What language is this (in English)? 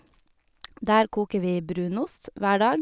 Norwegian